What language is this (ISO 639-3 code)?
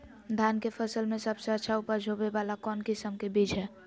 mag